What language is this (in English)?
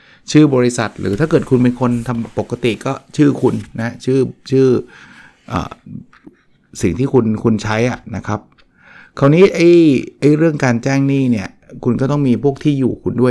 Thai